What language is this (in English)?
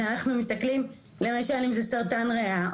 Hebrew